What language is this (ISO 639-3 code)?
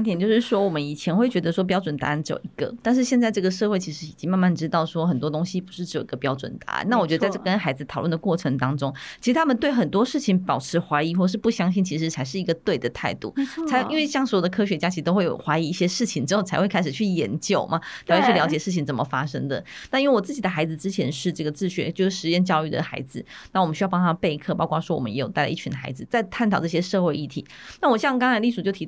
zho